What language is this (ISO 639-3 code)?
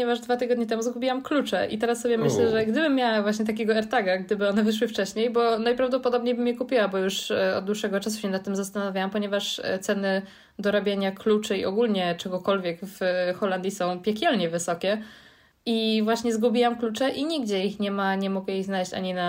pol